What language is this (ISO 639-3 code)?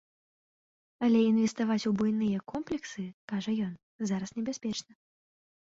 bel